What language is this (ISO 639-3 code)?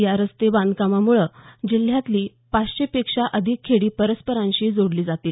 mar